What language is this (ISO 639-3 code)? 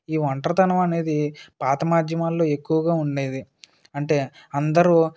tel